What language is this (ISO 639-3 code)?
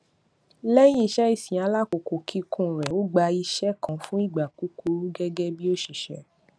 yor